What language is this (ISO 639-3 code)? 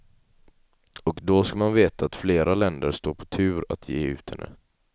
swe